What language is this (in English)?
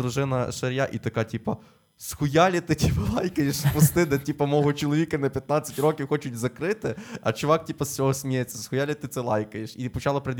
Ukrainian